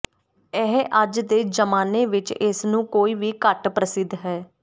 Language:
Punjabi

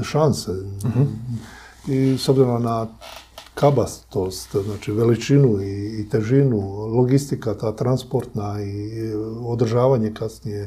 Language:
Croatian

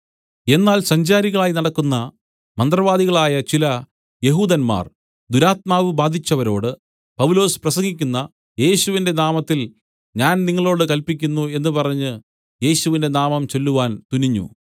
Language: Malayalam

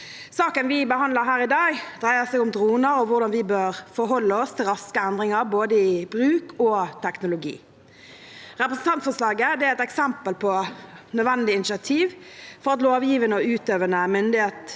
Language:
Norwegian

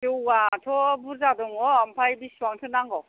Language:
Bodo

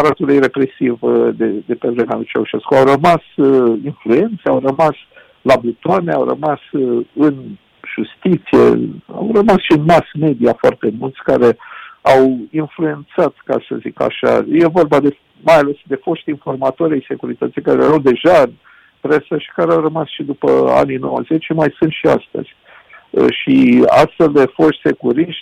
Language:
Romanian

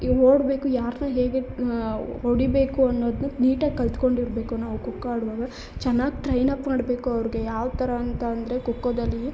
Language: Kannada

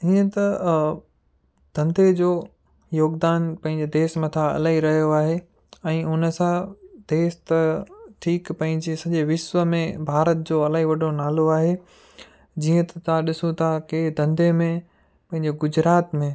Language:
Sindhi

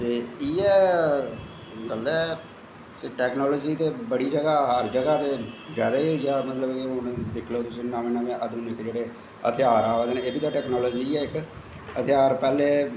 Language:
Dogri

